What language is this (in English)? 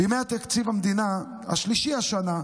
Hebrew